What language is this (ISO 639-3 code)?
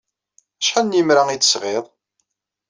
kab